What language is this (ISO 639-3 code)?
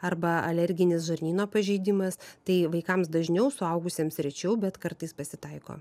lit